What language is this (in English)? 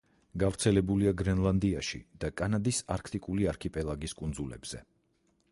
Georgian